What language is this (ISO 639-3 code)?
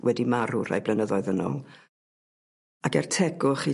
cym